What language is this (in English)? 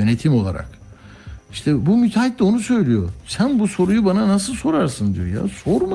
Turkish